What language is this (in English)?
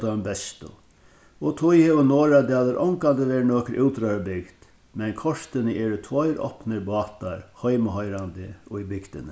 Faroese